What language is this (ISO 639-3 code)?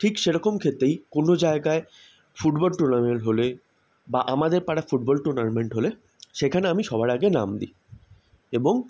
ben